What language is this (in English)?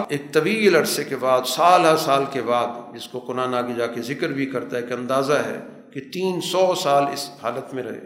Urdu